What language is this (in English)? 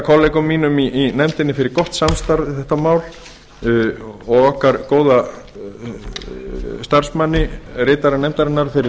Icelandic